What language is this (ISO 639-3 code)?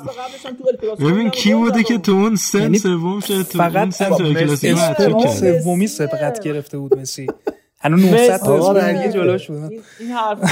fas